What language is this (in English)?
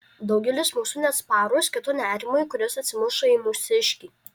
Lithuanian